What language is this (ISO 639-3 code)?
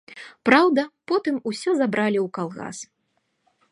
bel